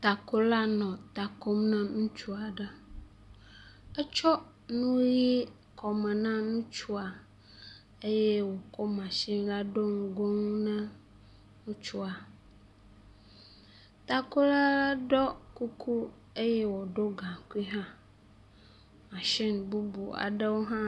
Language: Ewe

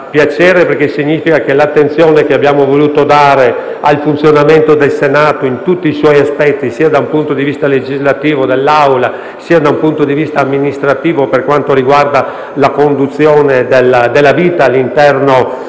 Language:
Italian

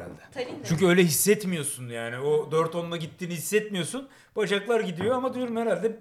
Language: Turkish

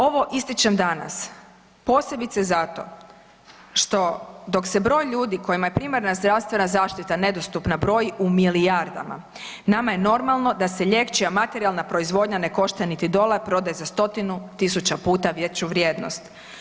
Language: Croatian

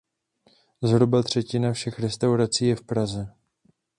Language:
Czech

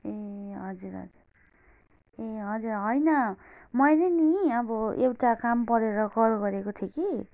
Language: Nepali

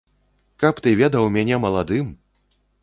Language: Belarusian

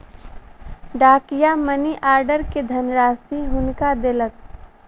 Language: Maithili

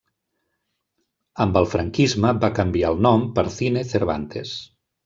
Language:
Catalan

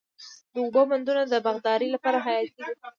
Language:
Pashto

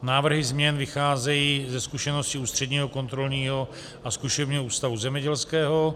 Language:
Czech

